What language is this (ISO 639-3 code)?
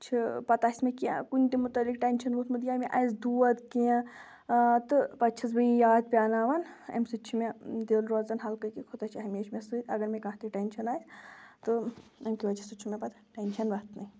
kas